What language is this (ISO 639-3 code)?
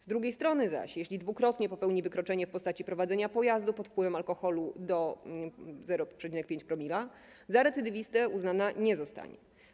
pol